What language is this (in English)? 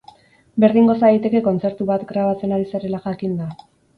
Basque